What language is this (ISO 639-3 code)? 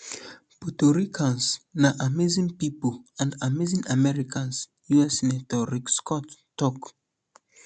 pcm